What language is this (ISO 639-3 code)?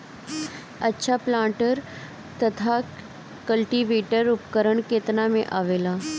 bho